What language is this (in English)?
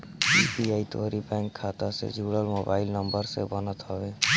Bhojpuri